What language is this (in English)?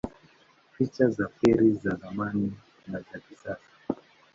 Swahili